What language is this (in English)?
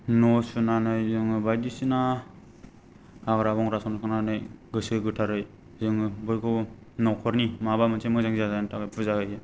Bodo